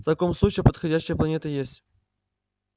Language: Russian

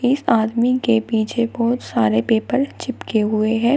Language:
Hindi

